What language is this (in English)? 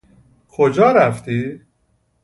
Persian